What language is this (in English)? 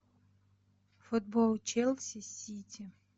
Russian